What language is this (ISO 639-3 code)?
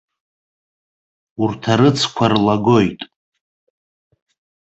abk